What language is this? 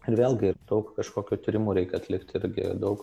Lithuanian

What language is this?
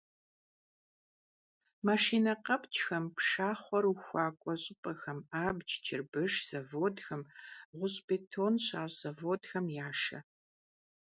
Kabardian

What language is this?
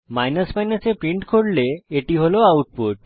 Bangla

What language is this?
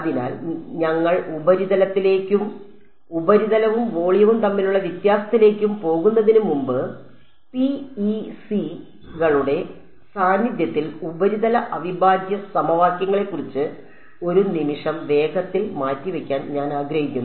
Malayalam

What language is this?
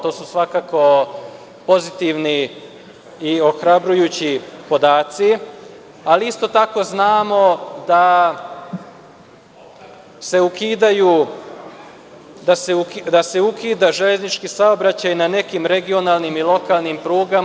Serbian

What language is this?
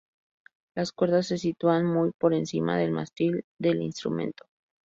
Spanish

